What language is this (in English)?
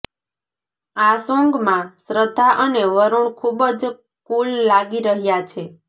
Gujarati